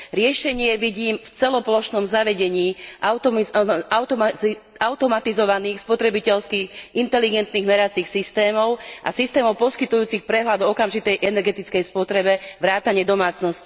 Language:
Slovak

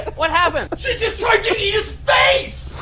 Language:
English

